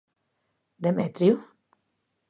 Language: Galician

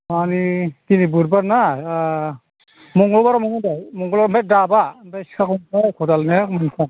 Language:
Bodo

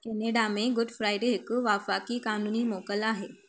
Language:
Sindhi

